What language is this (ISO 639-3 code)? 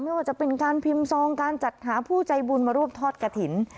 tha